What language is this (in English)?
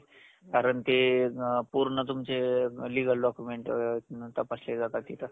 Marathi